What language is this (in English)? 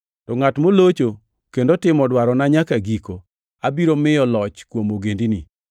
Luo (Kenya and Tanzania)